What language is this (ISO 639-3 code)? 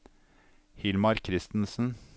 nor